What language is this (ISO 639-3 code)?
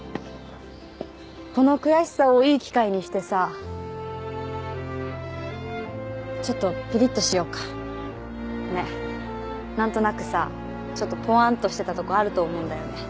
jpn